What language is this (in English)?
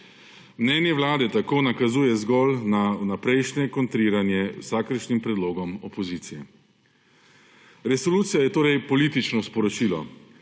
Slovenian